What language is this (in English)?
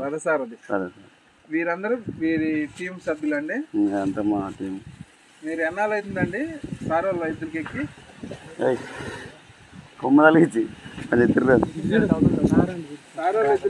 Telugu